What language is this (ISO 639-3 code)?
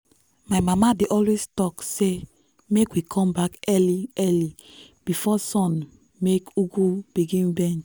pcm